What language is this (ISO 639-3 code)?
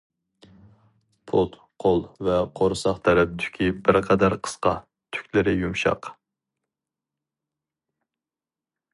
uig